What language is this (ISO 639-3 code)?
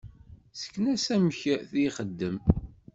kab